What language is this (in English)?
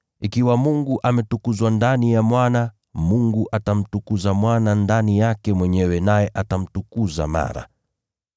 Swahili